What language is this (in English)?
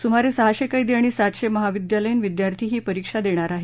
Marathi